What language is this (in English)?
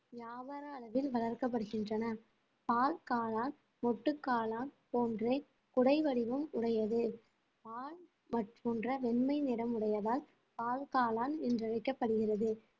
Tamil